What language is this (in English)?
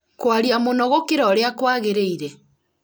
Kikuyu